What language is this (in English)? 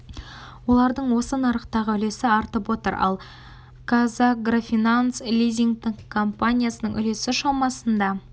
Kazakh